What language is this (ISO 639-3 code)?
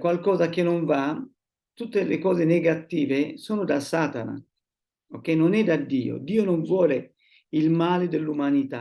ita